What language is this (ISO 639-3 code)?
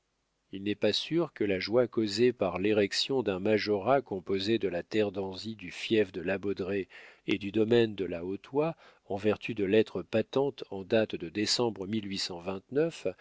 fra